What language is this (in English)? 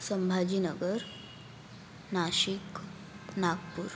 Marathi